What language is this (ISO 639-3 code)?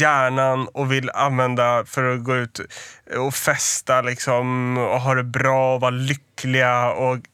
swe